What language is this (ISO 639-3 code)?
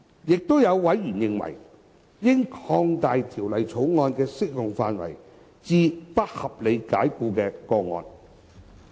yue